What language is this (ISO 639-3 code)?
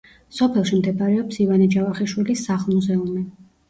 kat